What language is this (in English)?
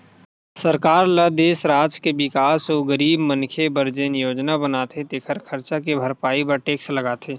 Chhattisgarhi